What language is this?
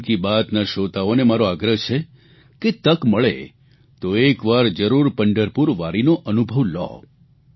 Gujarati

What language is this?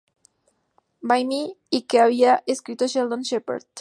Spanish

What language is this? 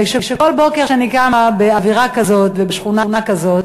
Hebrew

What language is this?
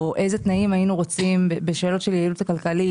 Hebrew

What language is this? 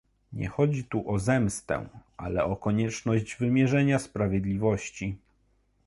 Polish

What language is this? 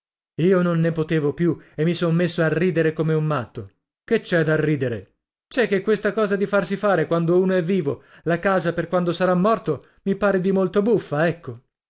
Italian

